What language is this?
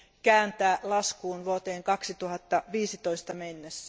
Finnish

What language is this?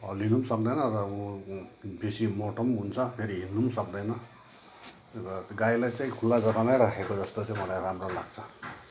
Nepali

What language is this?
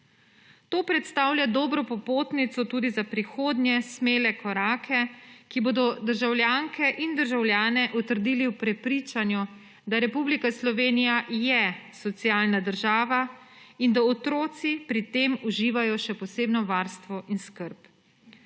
Slovenian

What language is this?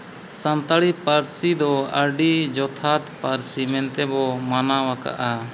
Santali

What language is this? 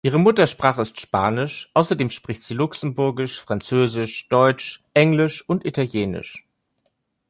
German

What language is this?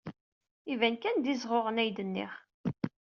Kabyle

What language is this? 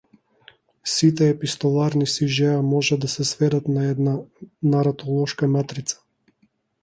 Macedonian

